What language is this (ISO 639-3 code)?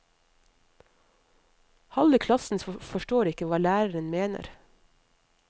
nor